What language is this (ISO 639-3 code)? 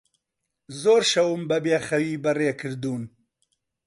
ckb